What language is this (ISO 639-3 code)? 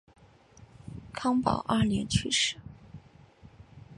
zho